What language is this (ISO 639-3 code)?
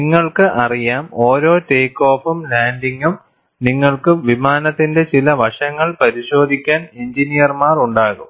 mal